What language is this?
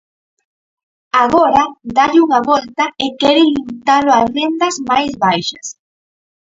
Galician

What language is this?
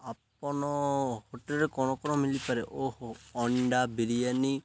Odia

